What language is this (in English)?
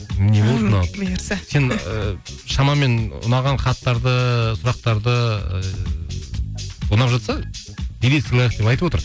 Kazakh